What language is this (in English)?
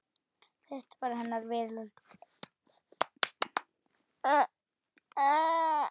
Icelandic